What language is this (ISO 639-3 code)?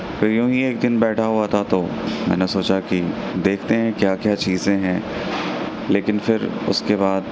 urd